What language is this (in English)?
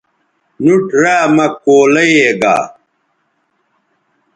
Bateri